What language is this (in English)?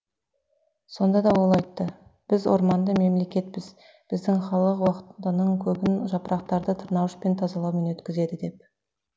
Kazakh